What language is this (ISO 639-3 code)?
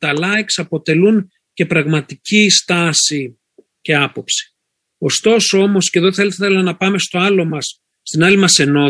ell